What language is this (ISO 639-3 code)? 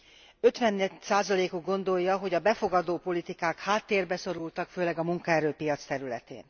hun